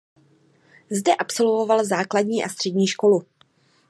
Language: Czech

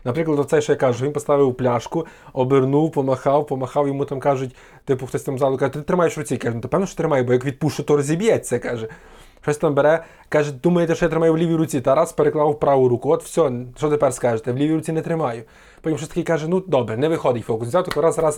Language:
Ukrainian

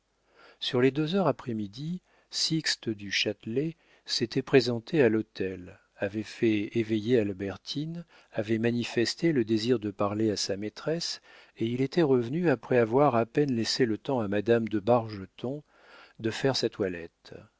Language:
French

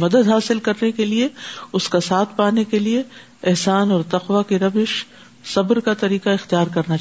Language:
Urdu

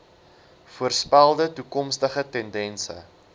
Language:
Afrikaans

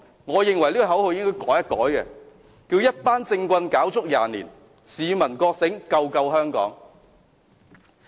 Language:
Cantonese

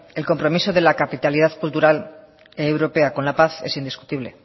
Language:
Spanish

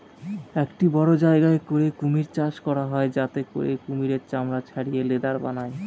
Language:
Bangla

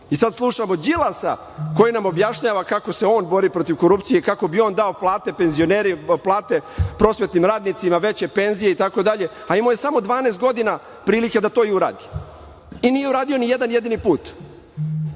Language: Serbian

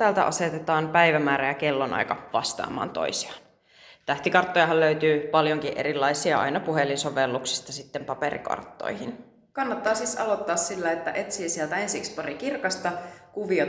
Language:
Finnish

